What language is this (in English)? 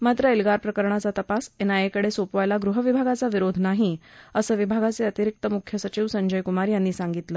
Marathi